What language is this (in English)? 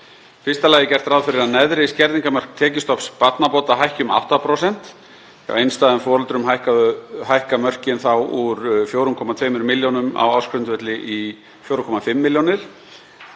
Icelandic